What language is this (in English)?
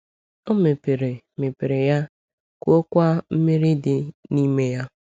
Igbo